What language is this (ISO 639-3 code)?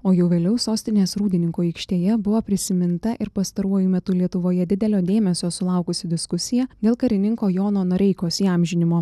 lit